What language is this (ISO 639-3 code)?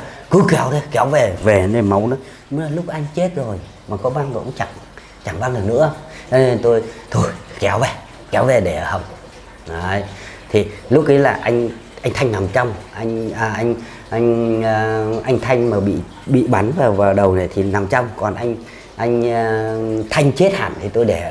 vie